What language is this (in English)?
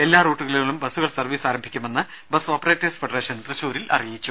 Malayalam